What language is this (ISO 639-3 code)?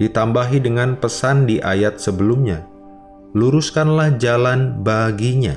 ind